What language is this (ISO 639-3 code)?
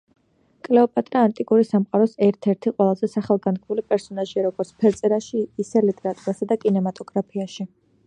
kat